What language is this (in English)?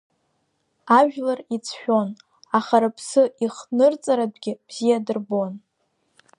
Abkhazian